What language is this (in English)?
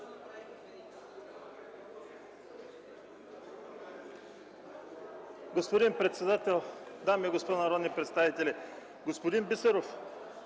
Bulgarian